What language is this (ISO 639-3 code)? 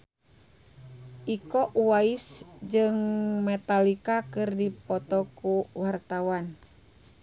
sun